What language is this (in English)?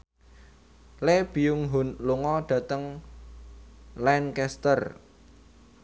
Javanese